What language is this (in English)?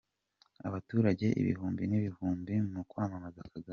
Kinyarwanda